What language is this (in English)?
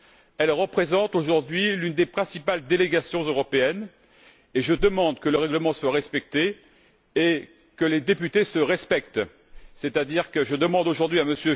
French